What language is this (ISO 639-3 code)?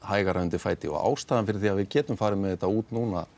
isl